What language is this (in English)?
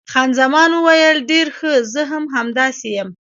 Pashto